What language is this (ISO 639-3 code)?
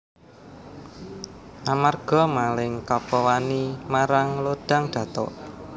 jav